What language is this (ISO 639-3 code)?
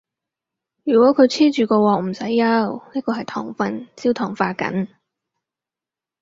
yue